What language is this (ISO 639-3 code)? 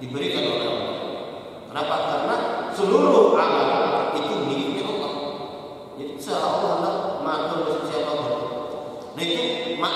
ind